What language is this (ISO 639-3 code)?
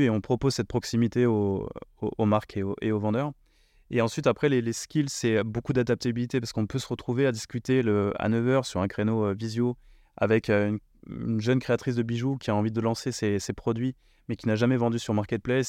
fra